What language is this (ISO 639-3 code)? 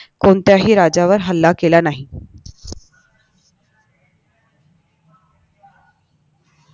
mar